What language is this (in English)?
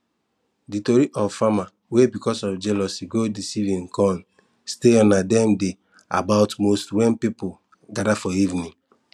Nigerian Pidgin